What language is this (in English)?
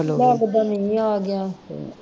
Punjabi